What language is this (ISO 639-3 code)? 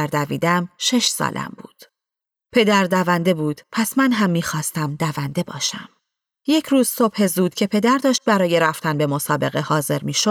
fas